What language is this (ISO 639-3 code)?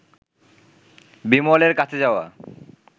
ben